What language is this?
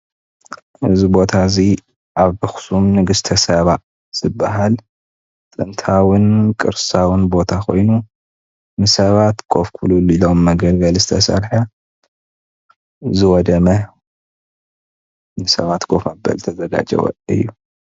Tigrinya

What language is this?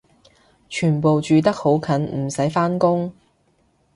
Cantonese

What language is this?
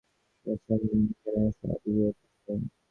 Bangla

